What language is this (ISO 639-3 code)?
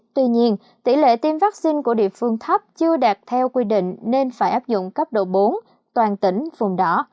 vie